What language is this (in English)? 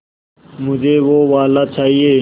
Hindi